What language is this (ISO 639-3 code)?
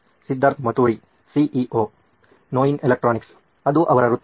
kan